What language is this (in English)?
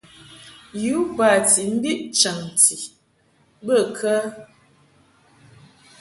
Mungaka